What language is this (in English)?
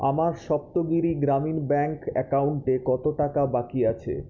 Bangla